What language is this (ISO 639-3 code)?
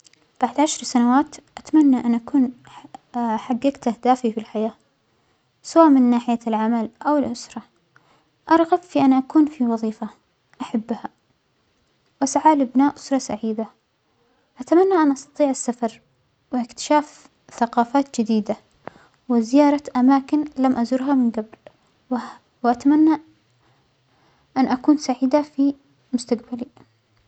acx